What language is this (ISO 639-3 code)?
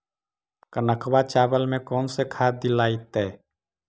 mag